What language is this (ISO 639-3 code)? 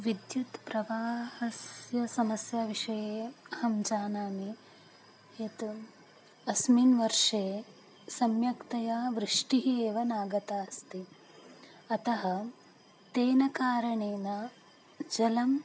san